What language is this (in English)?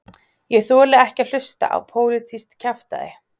Icelandic